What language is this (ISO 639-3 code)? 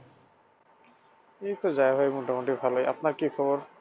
ben